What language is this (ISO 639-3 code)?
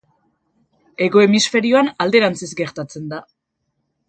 eus